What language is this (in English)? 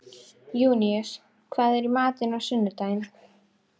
Icelandic